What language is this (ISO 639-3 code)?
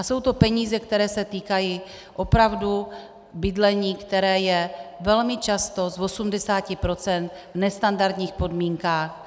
ces